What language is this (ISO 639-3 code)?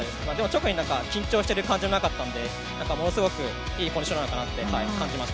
jpn